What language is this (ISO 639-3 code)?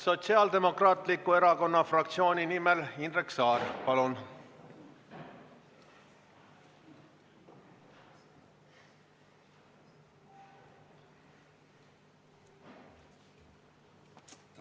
est